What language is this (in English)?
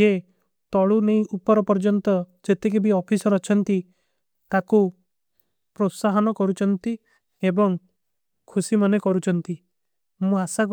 Kui (India)